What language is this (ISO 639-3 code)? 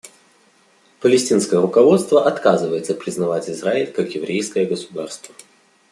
rus